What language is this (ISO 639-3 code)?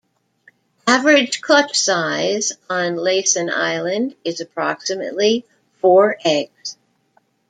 eng